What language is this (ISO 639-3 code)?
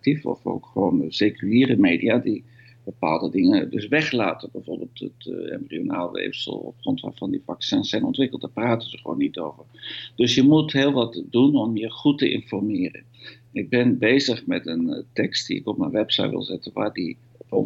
nld